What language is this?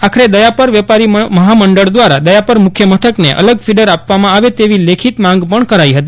Gujarati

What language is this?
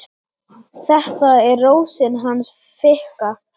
Icelandic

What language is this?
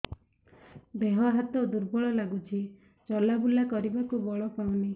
Odia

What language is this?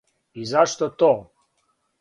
Serbian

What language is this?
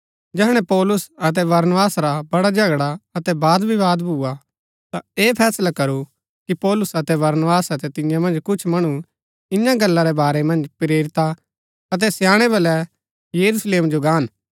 Gaddi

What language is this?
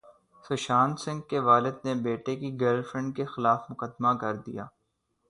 Urdu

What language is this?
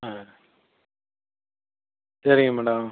Tamil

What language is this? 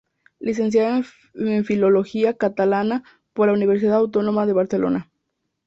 Spanish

